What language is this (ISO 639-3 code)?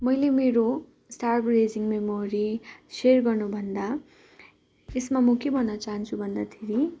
nep